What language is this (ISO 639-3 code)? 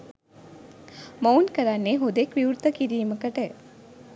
sin